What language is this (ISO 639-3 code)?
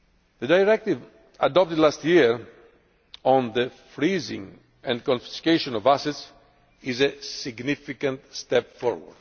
eng